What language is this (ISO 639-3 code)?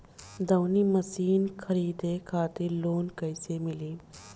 bho